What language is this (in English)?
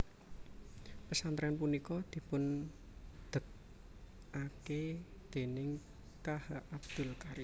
Javanese